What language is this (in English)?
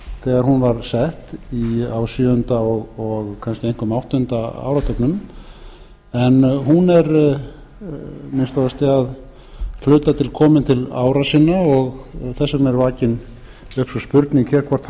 Icelandic